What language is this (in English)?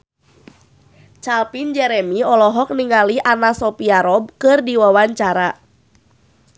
Sundanese